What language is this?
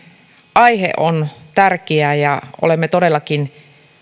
Finnish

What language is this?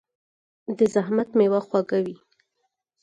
Pashto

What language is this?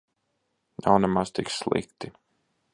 Latvian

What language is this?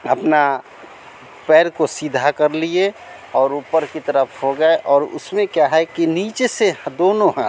Hindi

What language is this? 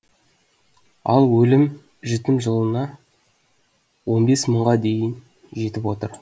Kazakh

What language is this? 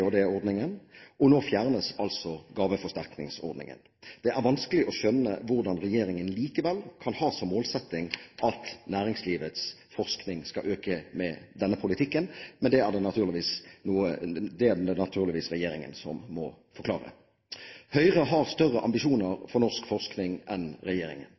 Norwegian Bokmål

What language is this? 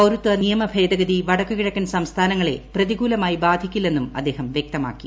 Malayalam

